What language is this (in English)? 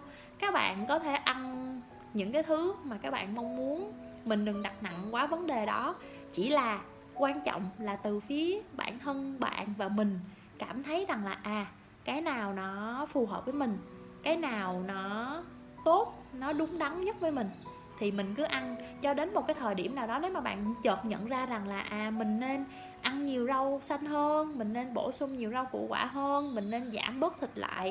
Vietnamese